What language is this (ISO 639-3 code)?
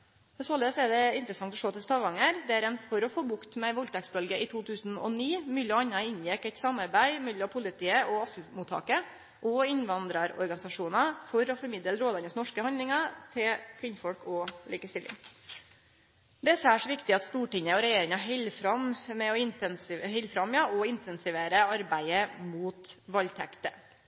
nno